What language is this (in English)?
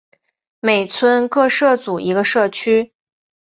Chinese